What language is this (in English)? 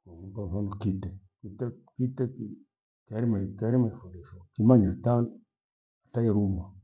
Gweno